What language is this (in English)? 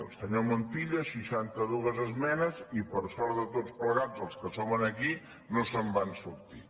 Catalan